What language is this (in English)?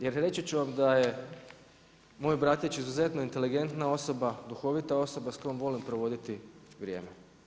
Croatian